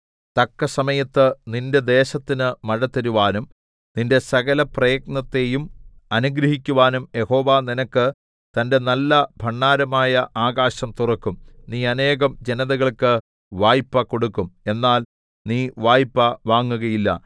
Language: Malayalam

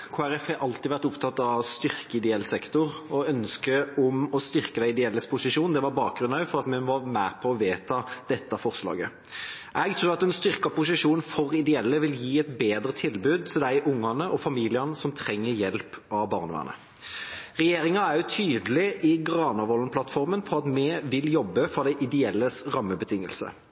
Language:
Norwegian Bokmål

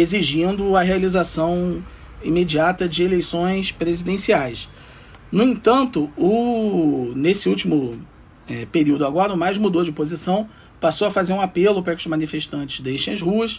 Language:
Portuguese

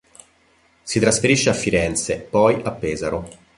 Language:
Italian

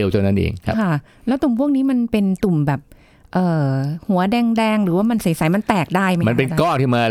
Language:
Thai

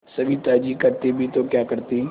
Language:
Hindi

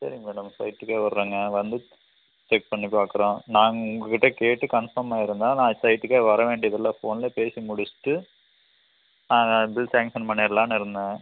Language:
Tamil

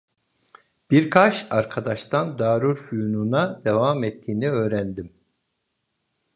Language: Turkish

